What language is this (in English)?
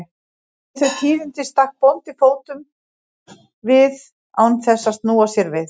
Icelandic